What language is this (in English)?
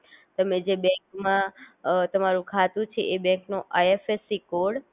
Gujarati